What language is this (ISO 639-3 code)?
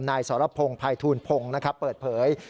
tha